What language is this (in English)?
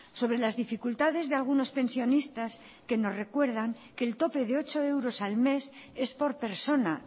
Spanish